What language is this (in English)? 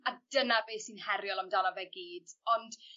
Welsh